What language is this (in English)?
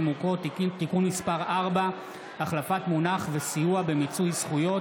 Hebrew